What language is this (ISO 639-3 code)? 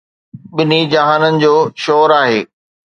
snd